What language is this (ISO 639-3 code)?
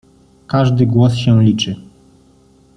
pol